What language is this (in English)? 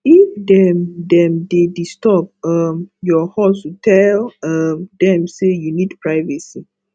Nigerian Pidgin